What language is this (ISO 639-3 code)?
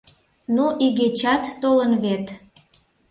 chm